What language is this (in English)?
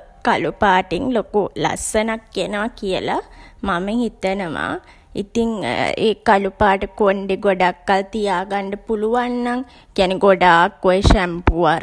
Sinhala